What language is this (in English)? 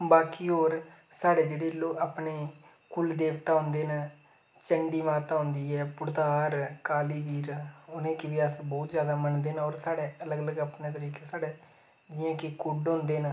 Dogri